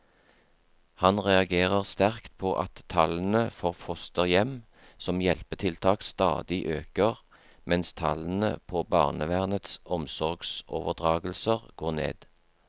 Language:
Norwegian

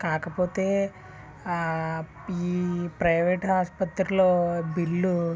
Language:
Telugu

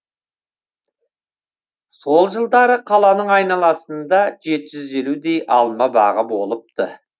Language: Kazakh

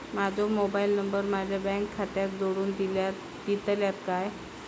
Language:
Marathi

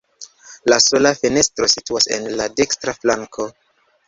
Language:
Esperanto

